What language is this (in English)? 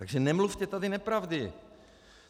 Czech